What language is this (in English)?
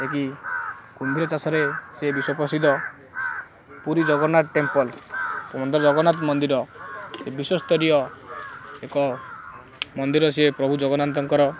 Odia